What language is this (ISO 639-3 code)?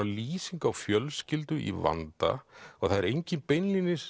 isl